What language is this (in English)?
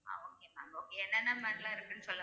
Tamil